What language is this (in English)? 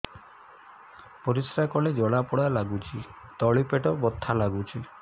Odia